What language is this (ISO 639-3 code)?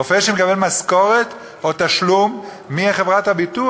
heb